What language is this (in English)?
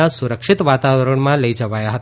Gujarati